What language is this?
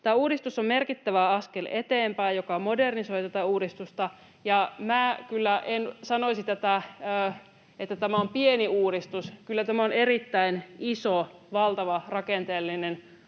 Finnish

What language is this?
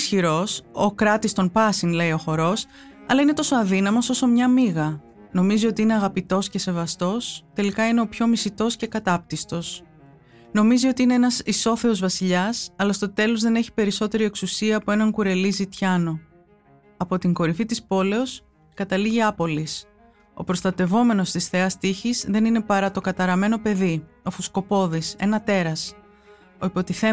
Greek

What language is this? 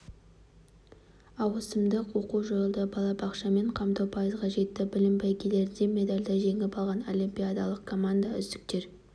Kazakh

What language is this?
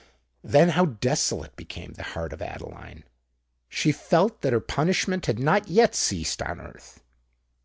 English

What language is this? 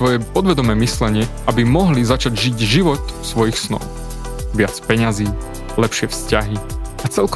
Slovak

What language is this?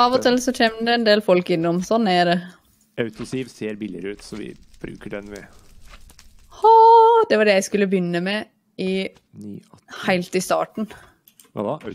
Norwegian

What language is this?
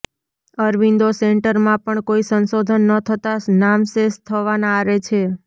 Gujarati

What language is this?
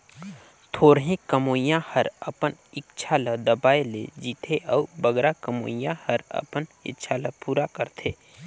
Chhattisgarhi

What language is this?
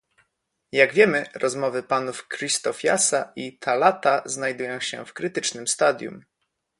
Polish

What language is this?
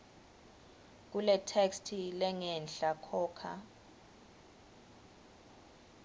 Swati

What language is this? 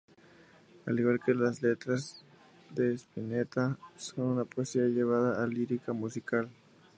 Spanish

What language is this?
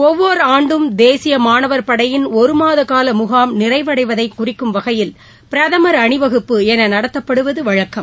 Tamil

